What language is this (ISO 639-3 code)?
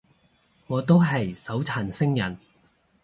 yue